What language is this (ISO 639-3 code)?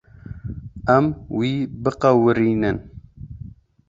kur